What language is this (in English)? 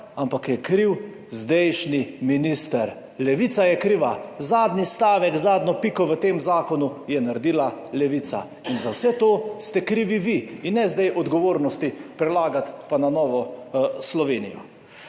Slovenian